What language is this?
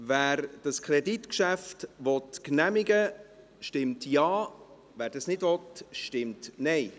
Swiss German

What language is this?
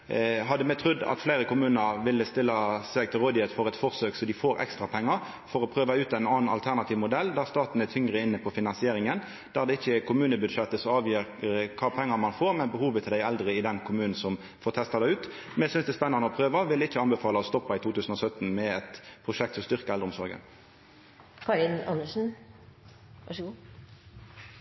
Norwegian Nynorsk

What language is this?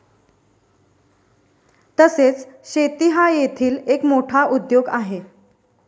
Marathi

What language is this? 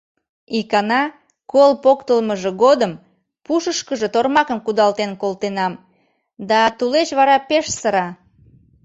Mari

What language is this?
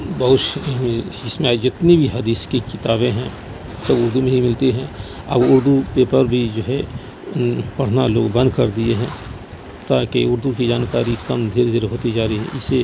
Urdu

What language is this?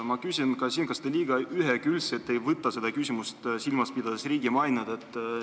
Estonian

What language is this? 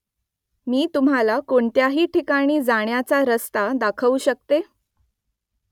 Marathi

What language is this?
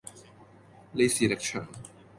Cantonese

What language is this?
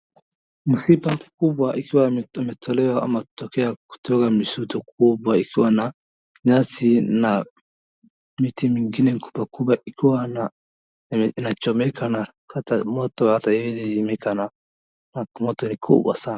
Swahili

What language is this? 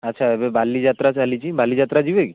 Odia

